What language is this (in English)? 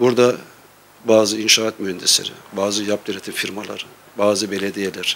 Turkish